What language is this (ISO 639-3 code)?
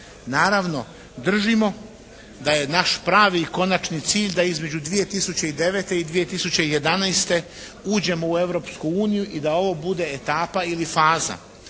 hrv